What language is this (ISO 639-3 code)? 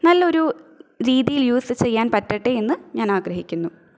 mal